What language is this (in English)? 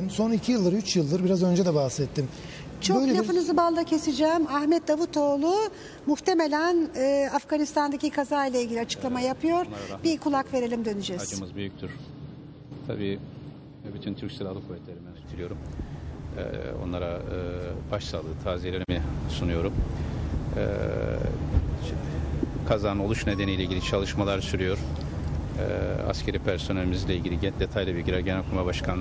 Turkish